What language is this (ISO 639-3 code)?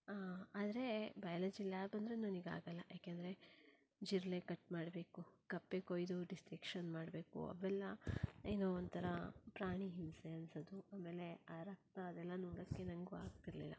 kan